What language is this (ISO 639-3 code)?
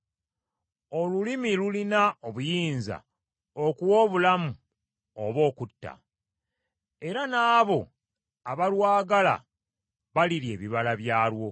lug